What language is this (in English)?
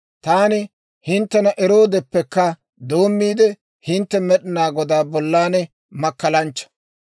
Dawro